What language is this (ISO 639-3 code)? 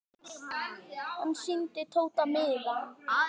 isl